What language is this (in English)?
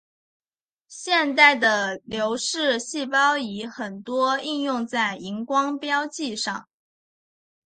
Chinese